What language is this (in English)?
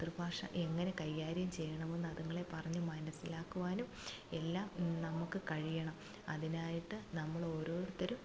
Malayalam